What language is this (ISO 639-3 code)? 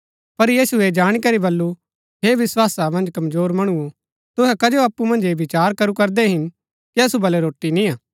gbk